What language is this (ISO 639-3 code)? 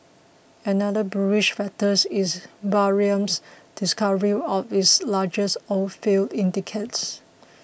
eng